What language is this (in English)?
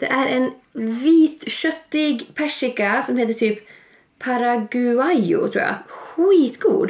Swedish